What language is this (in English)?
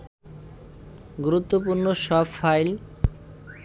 Bangla